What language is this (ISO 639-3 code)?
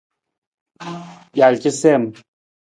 nmz